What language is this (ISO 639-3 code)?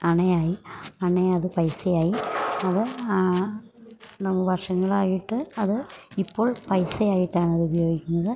mal